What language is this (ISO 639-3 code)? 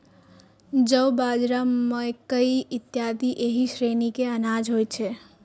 mai